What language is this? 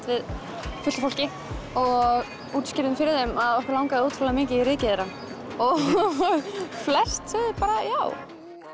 Icelandic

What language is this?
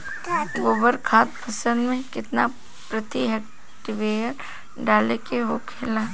Bhojpuri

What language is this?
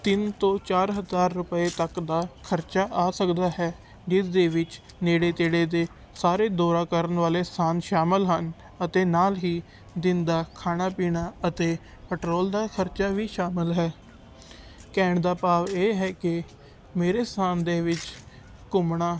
Punjabi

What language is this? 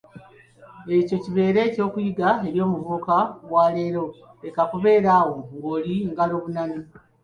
Ganda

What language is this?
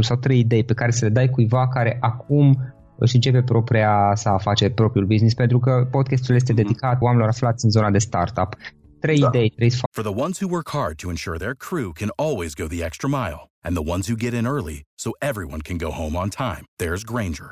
Romanian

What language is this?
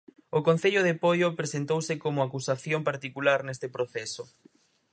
Galician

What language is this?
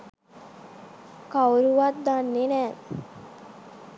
Sinhala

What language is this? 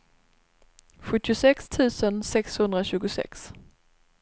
Swedish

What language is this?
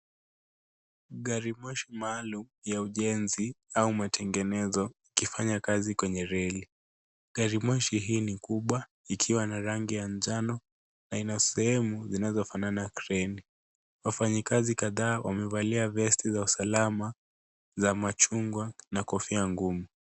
Swahili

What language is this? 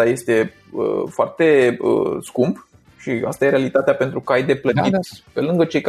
Romanian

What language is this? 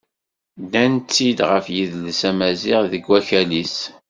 Kabyle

